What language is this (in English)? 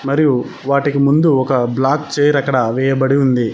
Telugu